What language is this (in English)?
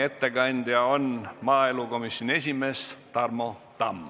Estonian